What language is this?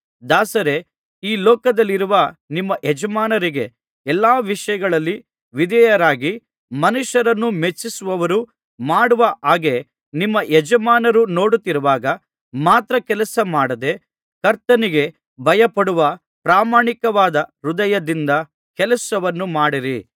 Kannada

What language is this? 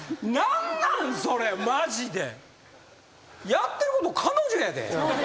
Japanese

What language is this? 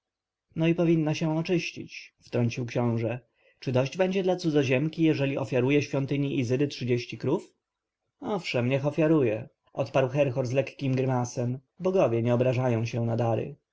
Polish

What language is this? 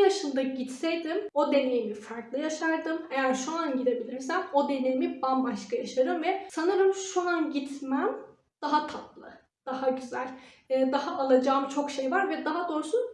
Turkish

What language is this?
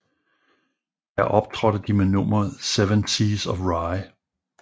Danish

